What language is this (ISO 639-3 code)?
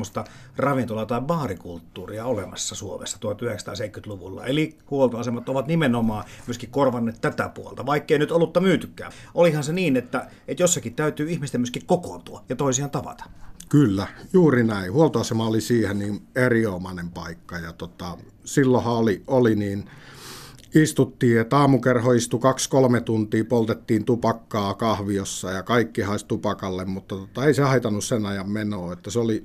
fin